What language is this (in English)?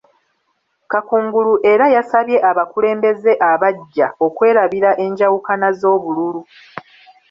Ganda